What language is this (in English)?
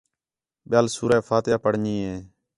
Khetrani